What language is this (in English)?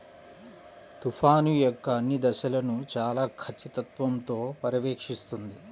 Telugu